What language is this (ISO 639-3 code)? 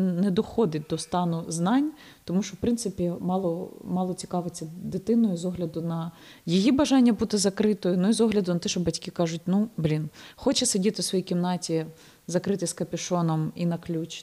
ukr